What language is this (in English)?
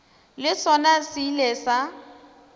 Northern Sotho